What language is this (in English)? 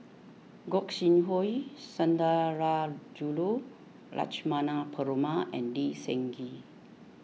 English